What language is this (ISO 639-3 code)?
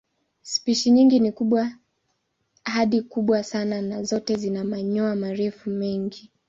swa